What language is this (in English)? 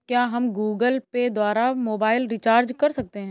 Hindi